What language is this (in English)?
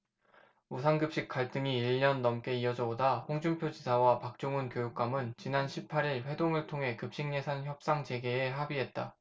Korean